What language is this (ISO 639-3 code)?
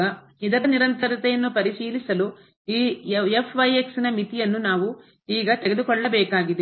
kan